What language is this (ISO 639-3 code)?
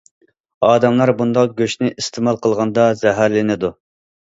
uig